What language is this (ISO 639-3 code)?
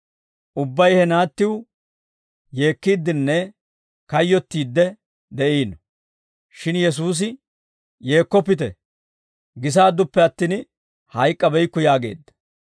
dwr